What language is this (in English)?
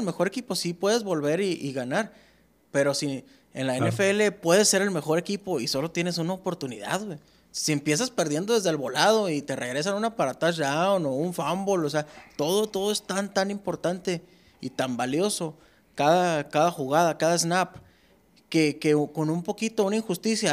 Spanish